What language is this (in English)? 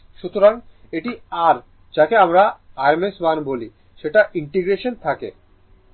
Bangla